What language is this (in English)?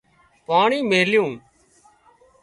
Wadiyara Koli